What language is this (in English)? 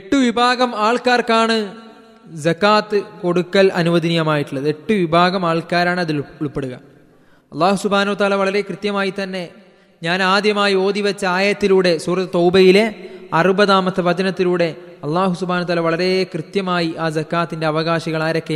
Malayalam